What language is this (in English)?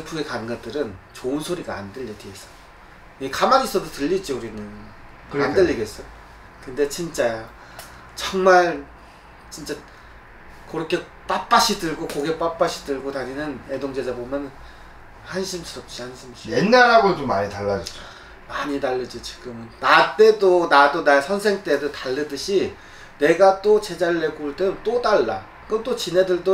Korean